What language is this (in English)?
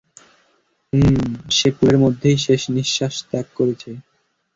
Bangla